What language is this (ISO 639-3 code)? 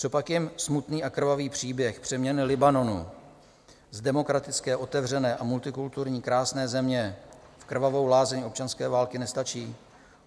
ces